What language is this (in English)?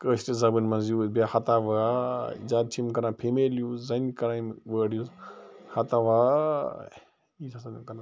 Kashmiri